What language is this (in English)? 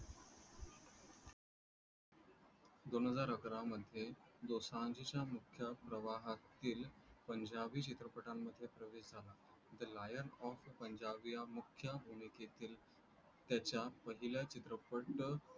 Marathi